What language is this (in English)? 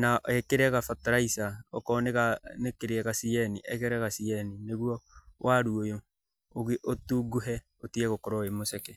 Kikuyu